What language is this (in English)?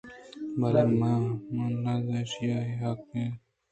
Eastern Balochi